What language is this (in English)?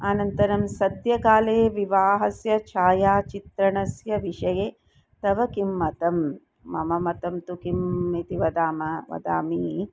Sanskrit